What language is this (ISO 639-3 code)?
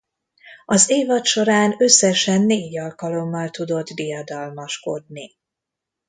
hun